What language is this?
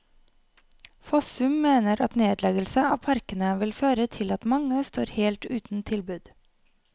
Norwegian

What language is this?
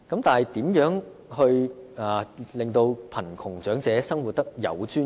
Cantonese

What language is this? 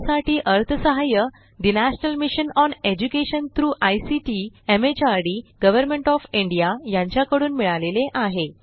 Marathi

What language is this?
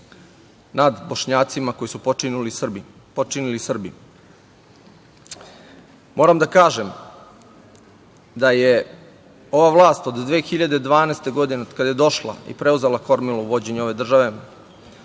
Serbian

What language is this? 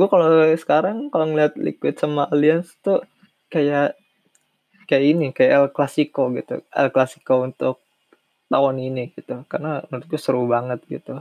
Indonesian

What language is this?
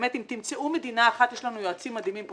Hebrew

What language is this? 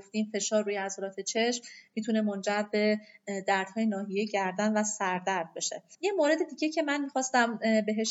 Persian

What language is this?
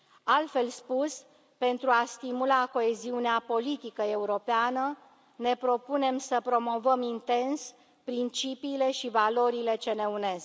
Romanian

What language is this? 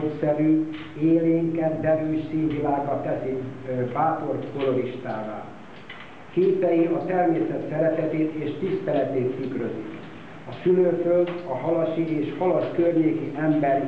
Hungarian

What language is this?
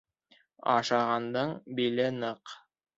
Bashkir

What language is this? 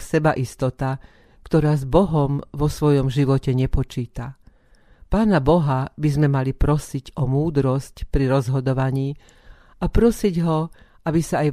Slovak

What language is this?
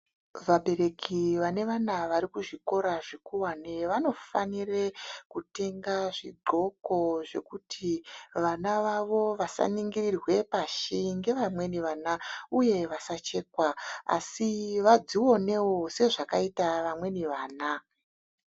Ndau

